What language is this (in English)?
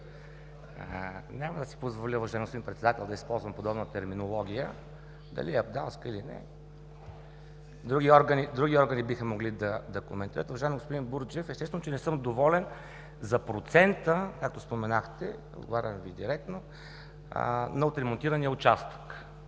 Bulgarian